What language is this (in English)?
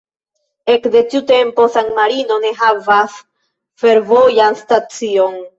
Esperanto